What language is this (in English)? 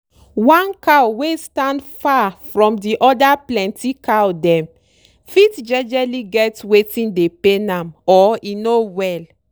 Nigerian Pidgin